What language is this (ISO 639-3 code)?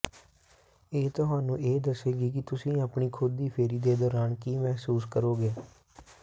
pan